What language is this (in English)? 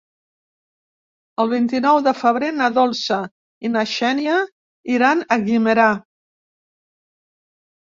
Catalan